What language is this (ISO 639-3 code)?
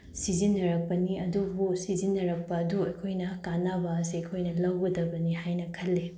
mni